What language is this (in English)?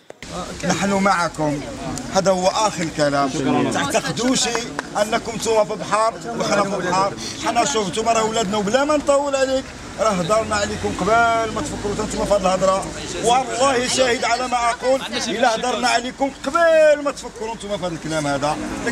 Arabic